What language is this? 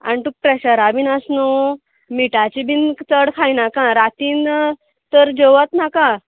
Konkani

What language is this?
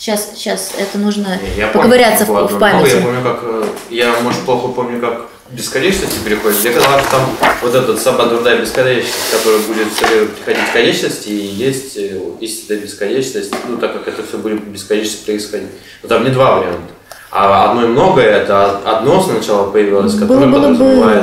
Russian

